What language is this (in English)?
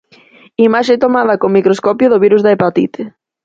Galician